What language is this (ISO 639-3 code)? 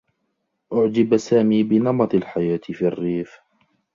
ara